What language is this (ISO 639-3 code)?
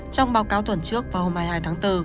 vie